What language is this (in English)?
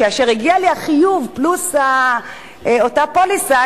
Hebrew